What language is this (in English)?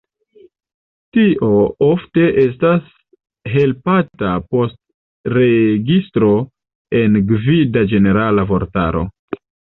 Esperanto